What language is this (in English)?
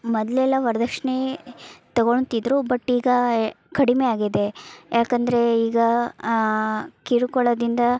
Kannada